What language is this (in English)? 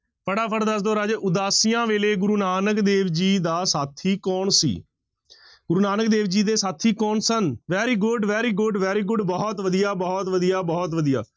Punjabi